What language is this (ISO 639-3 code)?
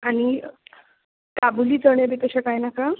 kok